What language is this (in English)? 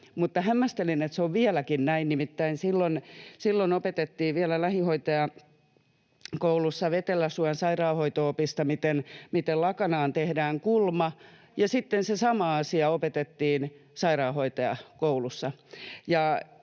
Finnish